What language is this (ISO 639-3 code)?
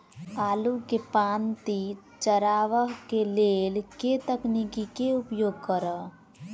mai